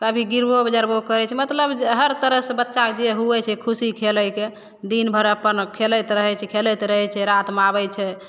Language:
Maithili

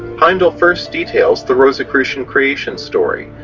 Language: English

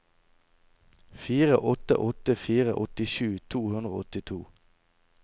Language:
Norwegian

